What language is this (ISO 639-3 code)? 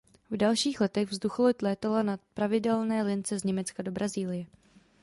ces